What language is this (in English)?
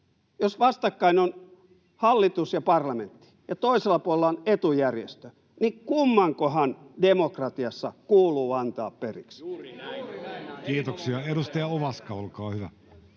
Finnish